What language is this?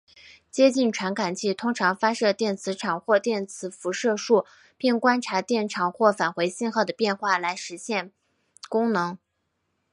Chinese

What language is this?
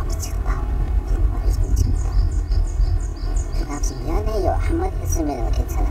Korean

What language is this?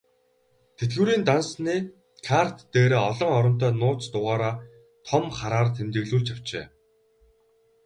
Mongolian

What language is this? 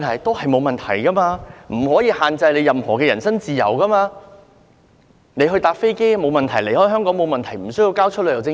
Cantonese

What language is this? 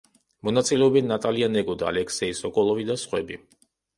Georgian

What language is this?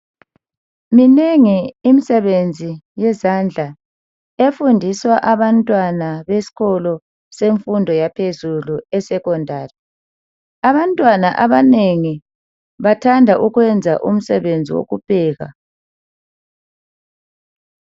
North Ndebele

